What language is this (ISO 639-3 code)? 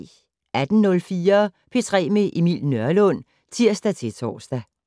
dan